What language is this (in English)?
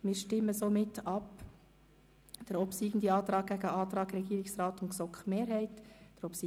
Swiss German